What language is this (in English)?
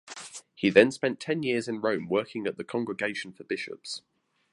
English